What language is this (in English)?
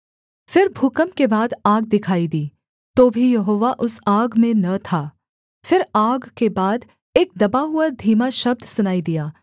Hindi